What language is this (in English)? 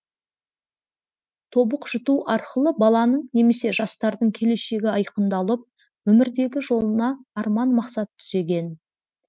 Kazakh